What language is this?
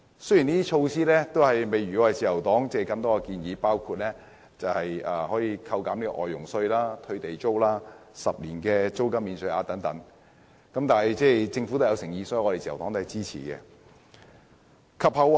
Cantonese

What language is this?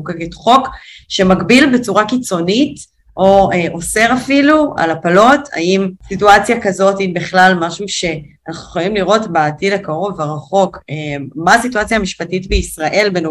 Hebrew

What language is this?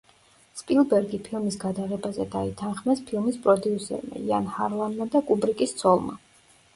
Georgian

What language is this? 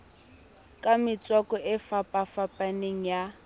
Southern Sotho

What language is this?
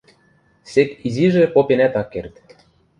Western Mari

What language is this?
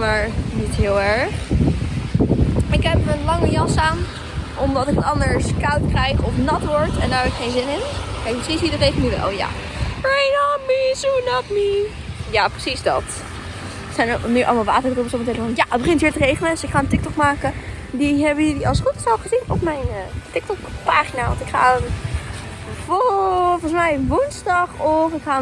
Dutch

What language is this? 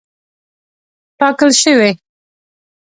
Pashto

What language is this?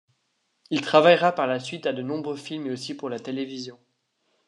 French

